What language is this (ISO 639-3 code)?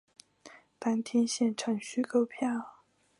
zho